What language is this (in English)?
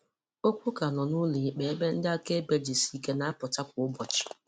Igbo